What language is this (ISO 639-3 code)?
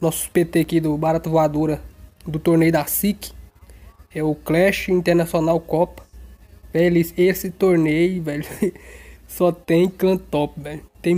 por